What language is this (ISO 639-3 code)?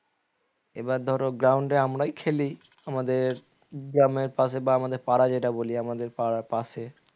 ben